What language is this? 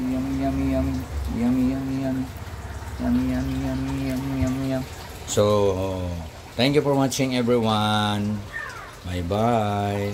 Filipino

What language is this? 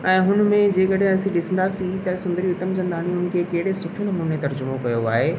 Sindhi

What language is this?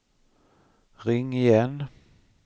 Swedish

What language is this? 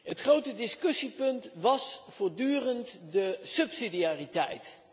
Dutch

